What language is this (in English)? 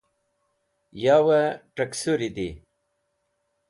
Wakhi